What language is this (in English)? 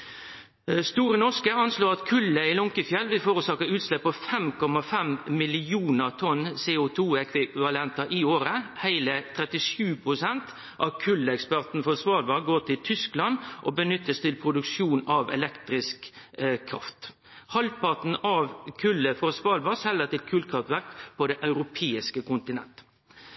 Norwegian Nynorsk